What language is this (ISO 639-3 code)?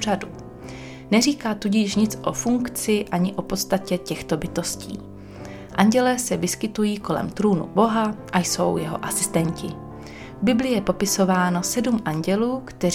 ces